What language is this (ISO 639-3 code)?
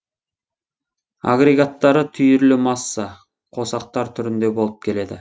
kaz